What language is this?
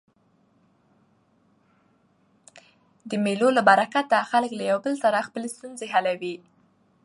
Pashto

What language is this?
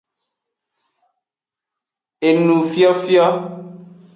Aja (Benin)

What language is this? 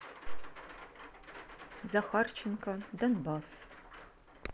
Russian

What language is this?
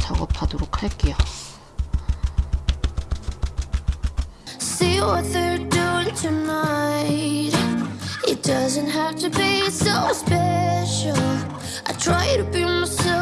Korean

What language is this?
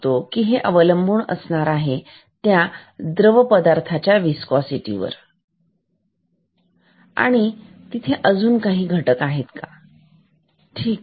Marathi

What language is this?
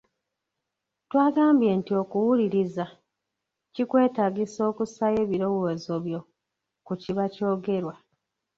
Ganda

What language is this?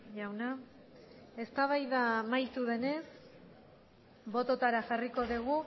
Basque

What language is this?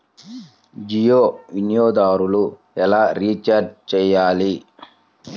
Telugu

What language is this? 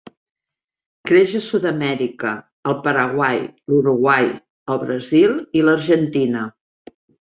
Catalan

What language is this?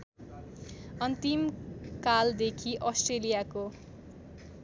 Nepali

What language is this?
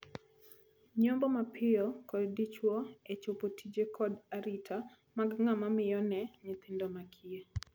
Luo (Kenya and Tanzania)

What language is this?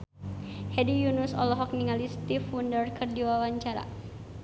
Sundanese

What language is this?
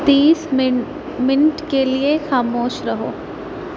Urdu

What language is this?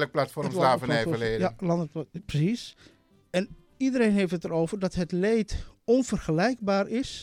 Dutch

